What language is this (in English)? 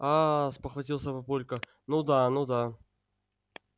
Russian